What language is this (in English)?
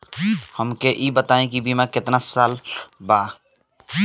Bhojpuri